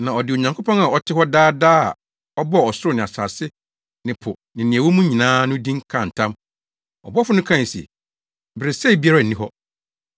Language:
Akan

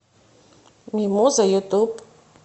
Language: Russian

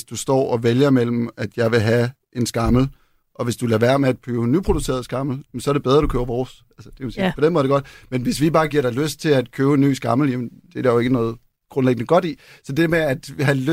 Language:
Danish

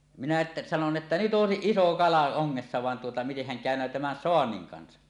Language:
Finnish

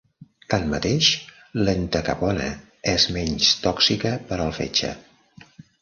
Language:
Catalan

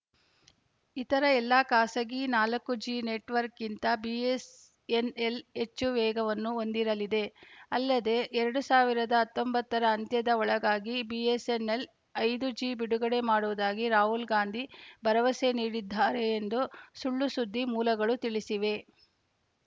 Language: Kannada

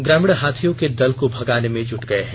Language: Hindi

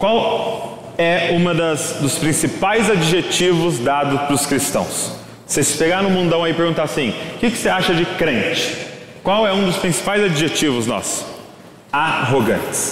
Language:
Portuguese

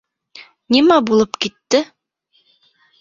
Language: Bashkir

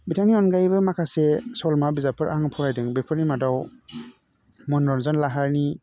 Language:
Bodo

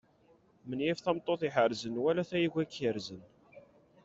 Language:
Kabyle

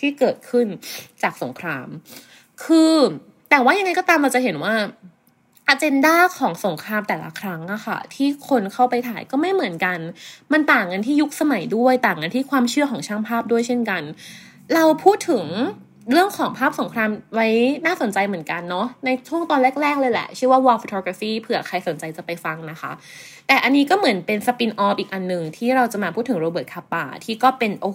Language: Thai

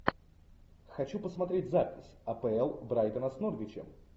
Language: Russian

